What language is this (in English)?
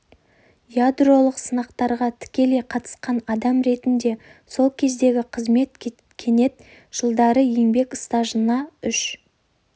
Kazakh